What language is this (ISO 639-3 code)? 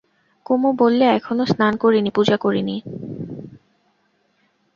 ben